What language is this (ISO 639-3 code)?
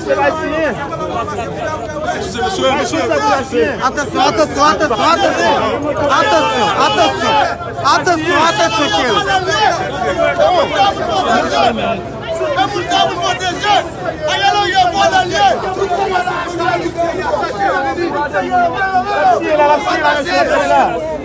fra